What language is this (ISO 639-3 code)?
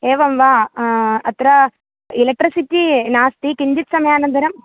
san